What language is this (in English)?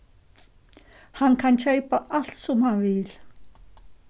Faroese